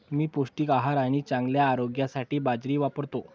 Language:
Marathi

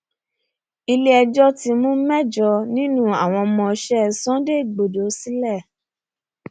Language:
Yoruba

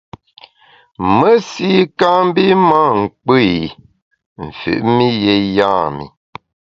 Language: Bamun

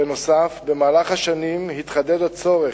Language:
Hebrew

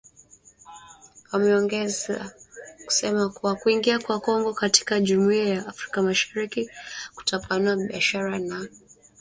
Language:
Swahili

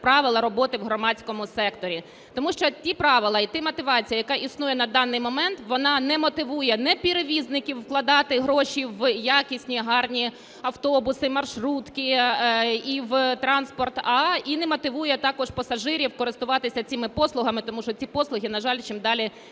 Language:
Ukrainian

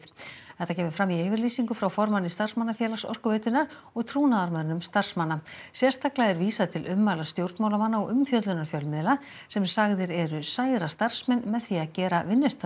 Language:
Icelandic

